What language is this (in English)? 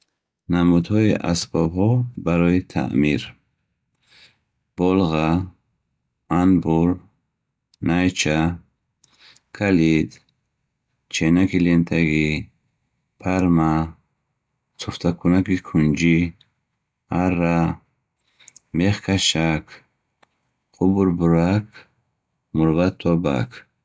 Bukharic